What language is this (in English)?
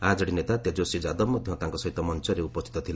Odia